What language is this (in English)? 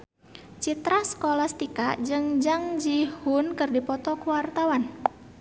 Sundanese